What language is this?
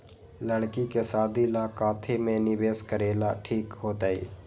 Magahi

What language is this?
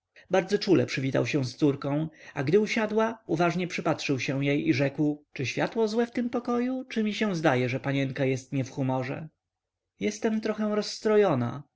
Polish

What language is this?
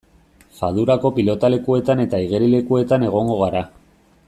Basque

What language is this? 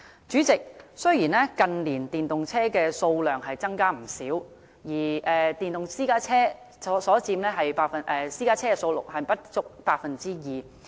Cantonese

